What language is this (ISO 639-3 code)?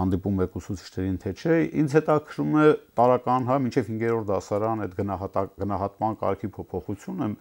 ron